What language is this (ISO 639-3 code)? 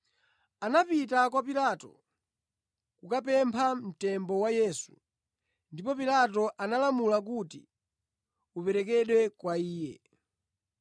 nya